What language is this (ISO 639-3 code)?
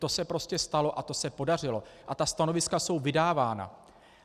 ces